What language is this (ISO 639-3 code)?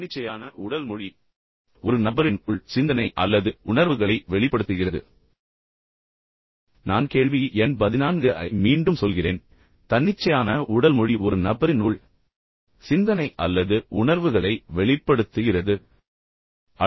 tam